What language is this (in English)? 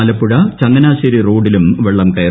Malayalam